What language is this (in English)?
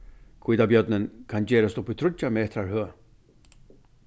Faroese